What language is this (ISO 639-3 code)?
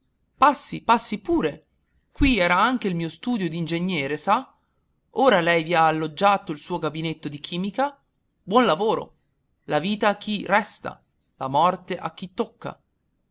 ita